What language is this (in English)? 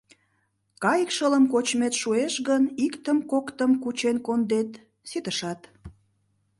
Mari